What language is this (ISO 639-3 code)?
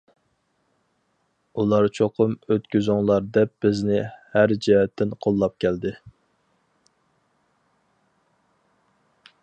uig